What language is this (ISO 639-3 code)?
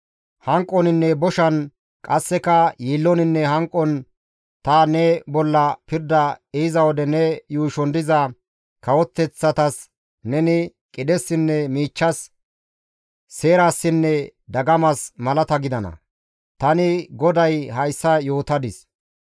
gmv